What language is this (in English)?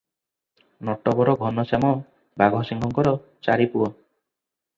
Odia